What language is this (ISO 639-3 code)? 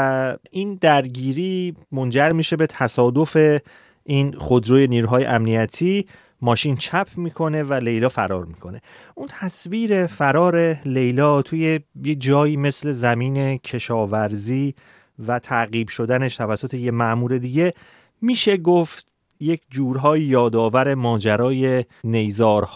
fas